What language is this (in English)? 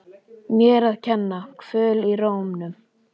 Icelandic